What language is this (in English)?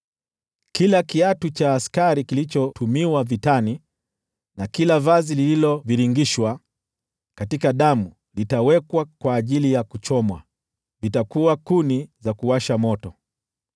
Swahili